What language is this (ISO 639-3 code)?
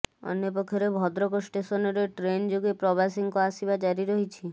ori